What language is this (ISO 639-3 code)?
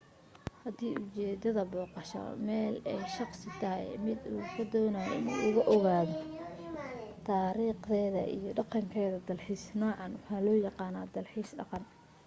som